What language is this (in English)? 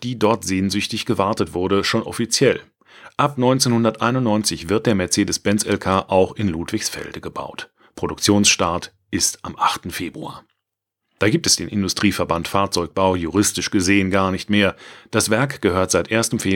German